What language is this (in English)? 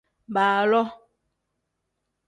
Tem